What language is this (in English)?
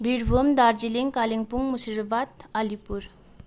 Nepali